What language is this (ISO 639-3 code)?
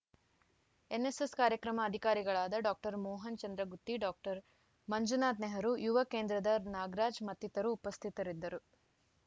kan